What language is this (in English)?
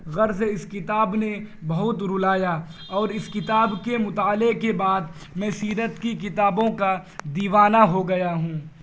Urdu